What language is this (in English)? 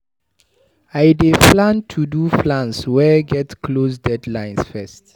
Nigerian Pidgin